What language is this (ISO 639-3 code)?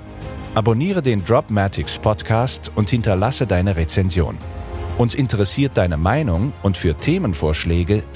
deu